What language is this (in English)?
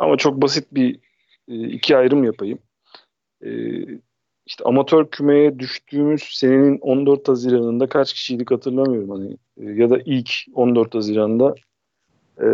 Turkish